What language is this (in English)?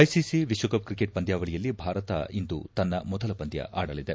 Kannada